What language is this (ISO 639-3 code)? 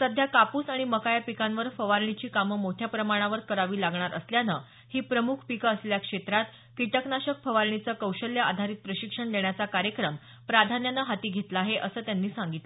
mar